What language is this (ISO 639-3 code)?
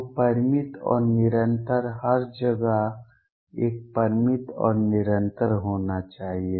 hin